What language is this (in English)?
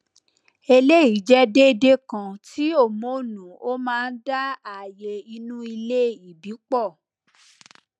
Yoruba